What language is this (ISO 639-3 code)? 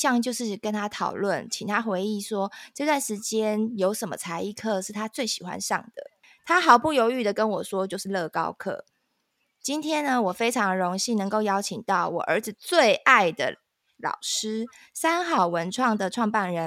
zho